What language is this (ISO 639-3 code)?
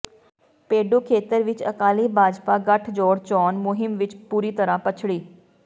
pan